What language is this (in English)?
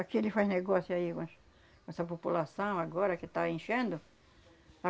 Portuguese